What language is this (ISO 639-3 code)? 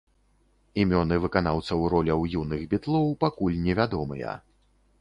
bel